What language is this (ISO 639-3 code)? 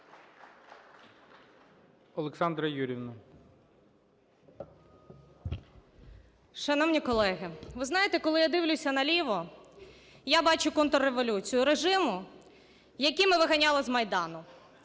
ukr